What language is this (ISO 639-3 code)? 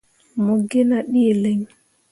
mua